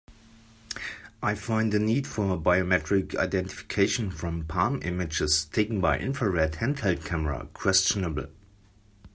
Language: English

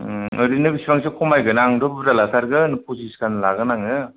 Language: Bodo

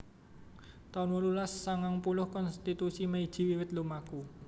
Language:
Javanese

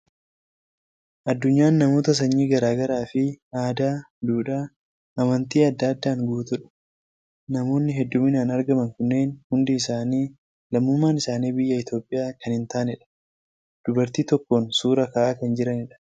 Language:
Oromo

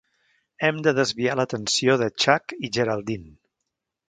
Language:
Catalan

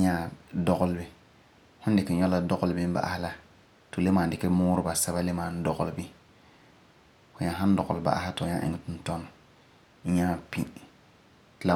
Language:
Frafra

